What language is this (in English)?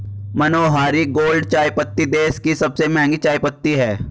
Hindi